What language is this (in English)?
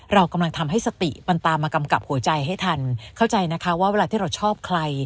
Thai